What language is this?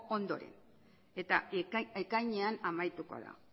Basque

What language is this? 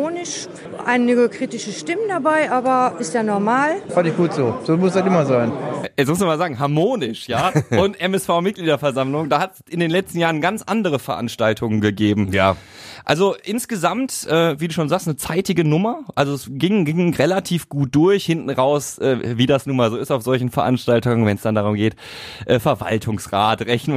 German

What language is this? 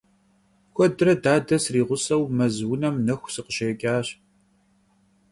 Kabardian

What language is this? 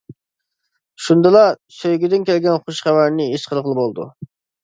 Uyghur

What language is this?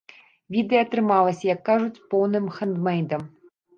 Belarusian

